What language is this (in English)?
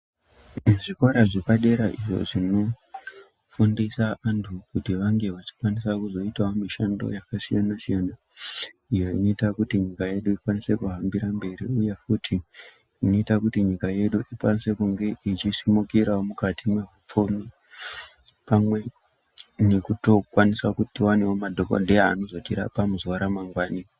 Ndau